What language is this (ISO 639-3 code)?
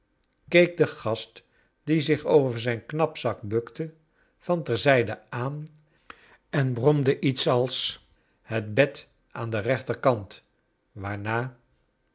nld